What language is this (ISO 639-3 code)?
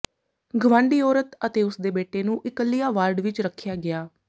pan